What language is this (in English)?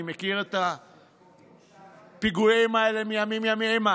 Hebrew